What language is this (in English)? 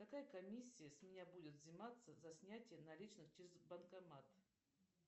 Russian